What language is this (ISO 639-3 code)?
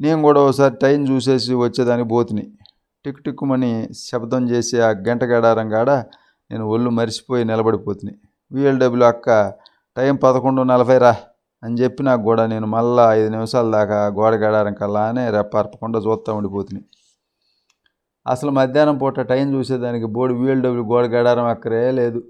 tel